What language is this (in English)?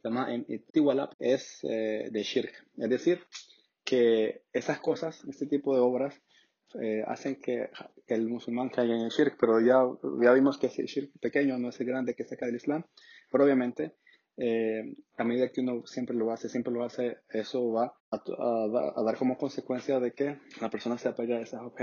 Spanish